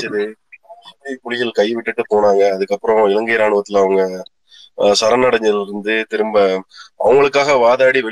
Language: Tamil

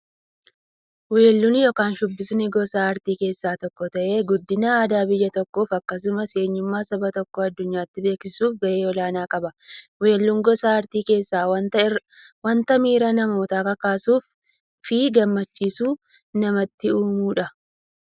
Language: Oromo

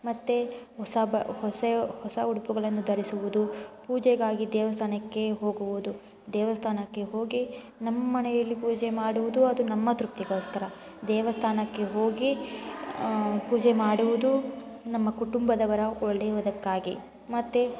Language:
Kannada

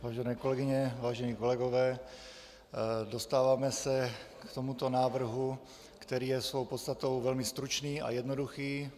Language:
Czech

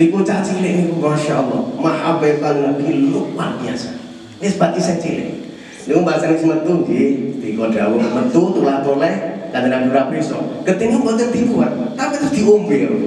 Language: Indonesian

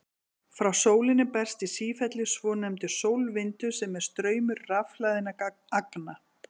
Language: Icelandic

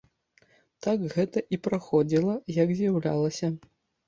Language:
Belarusian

